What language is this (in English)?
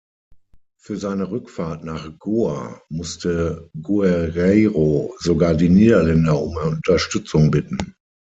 German